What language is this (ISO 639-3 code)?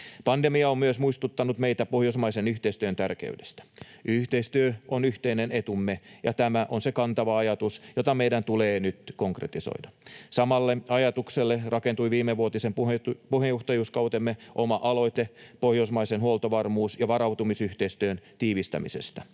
fin